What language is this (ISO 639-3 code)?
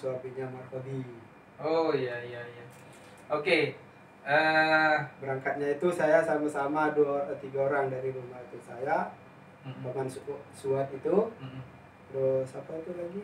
ind